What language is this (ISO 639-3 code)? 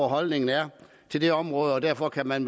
dan